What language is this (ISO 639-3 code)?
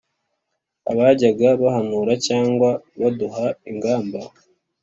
kin